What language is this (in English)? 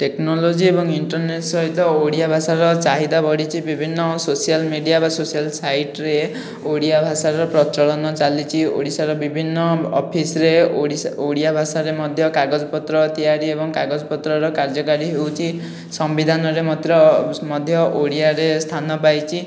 Odia